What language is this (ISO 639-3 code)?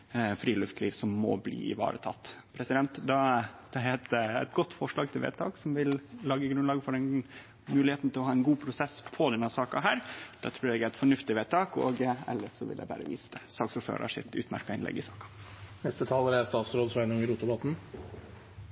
nno